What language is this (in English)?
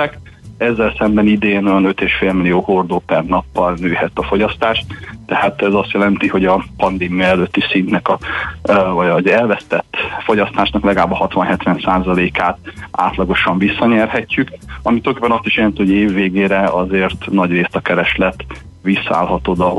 Hungarian